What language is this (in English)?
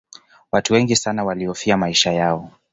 Swahili